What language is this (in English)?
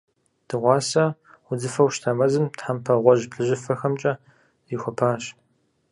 Kabardian